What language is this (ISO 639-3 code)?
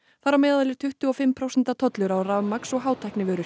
isl